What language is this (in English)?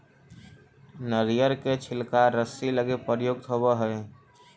Magahi